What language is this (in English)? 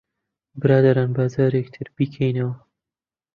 Central Kurdish